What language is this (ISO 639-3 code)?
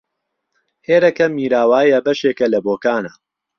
ckb